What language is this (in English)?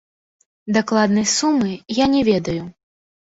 Belarusian